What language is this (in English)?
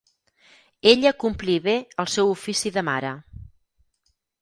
Catalan